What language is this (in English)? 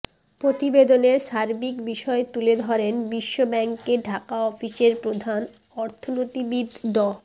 Bangla